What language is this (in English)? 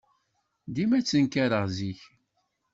Kabyle